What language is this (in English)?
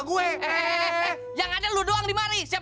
Indonesian